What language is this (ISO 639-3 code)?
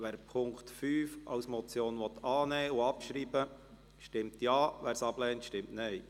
gsw